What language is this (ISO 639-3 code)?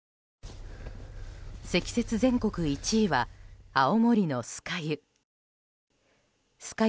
jpn